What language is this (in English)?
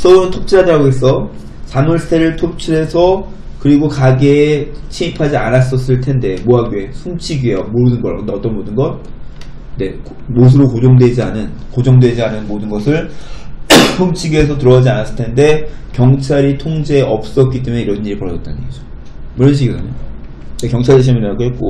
Korean